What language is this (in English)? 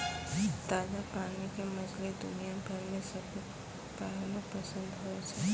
Maithili